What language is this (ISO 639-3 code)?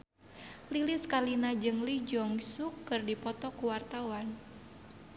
sun